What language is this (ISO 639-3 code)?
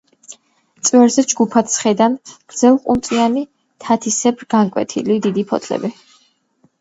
kat